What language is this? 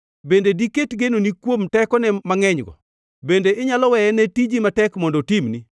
Luo (Kenya and Tanzania)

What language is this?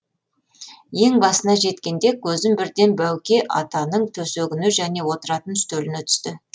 Kazakh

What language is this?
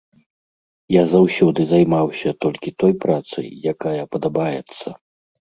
Belarusian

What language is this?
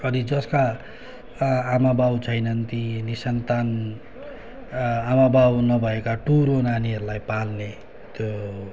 Nepali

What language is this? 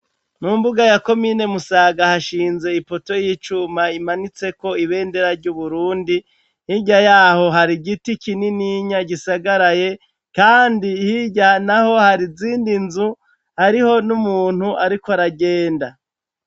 Rundi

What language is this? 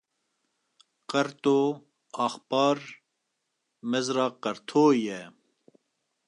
Kurdish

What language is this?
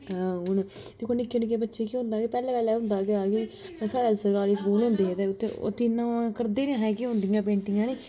Dogri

